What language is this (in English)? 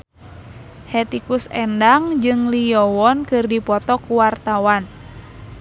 Sundanese